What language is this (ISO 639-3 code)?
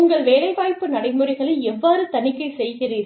tam